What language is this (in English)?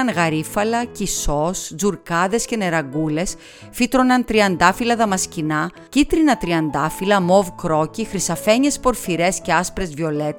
Greek